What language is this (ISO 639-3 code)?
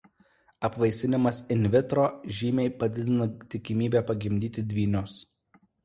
lit